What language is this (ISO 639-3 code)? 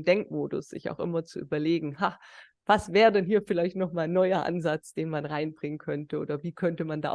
deu